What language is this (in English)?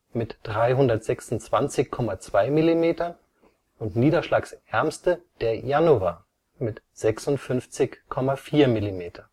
German